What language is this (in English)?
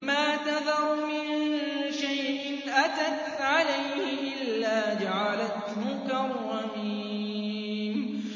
Arabic